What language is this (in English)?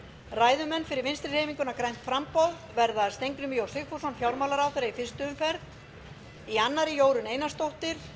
Icelandic